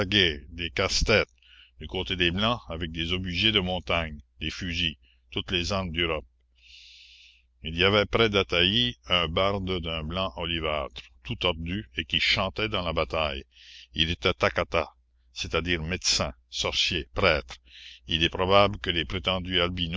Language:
French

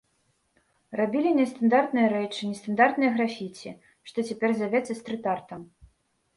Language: Belarusian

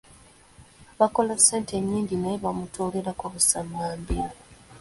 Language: Ganda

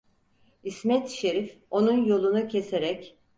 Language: Turkish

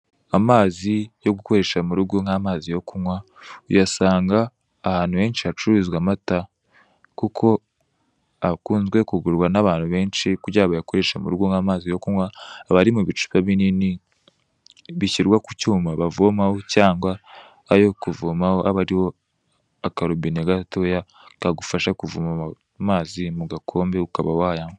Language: Kinyarwanda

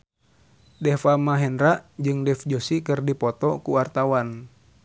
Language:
Sundanese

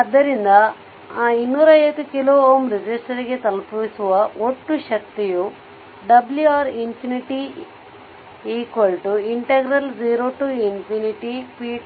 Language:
Kannada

